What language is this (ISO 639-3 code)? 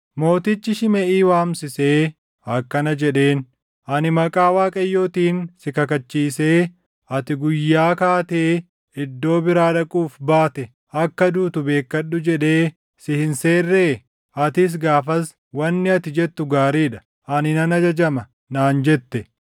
orm